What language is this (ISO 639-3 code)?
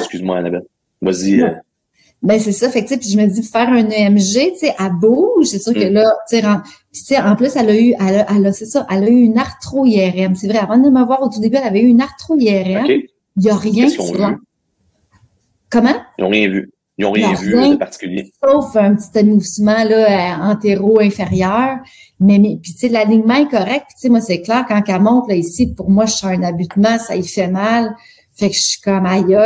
fra